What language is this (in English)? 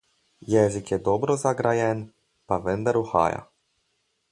Slovenian